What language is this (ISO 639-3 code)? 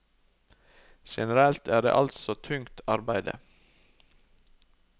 nor